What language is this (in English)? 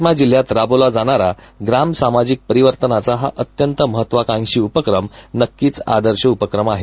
Marathi